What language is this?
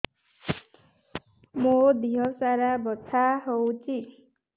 Odia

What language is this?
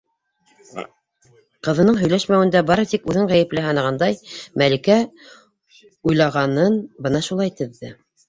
Bashkir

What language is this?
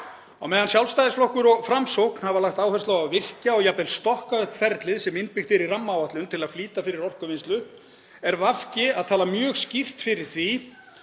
Icelandic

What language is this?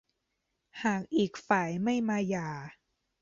Thai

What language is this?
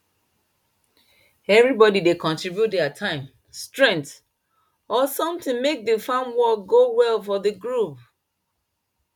Nigerian Pidgin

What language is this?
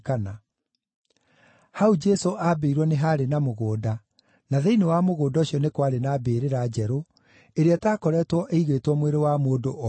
Kikuyu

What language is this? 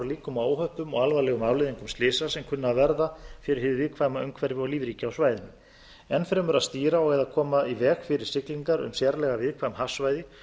Icelandic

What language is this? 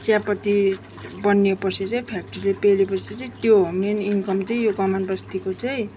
Nepali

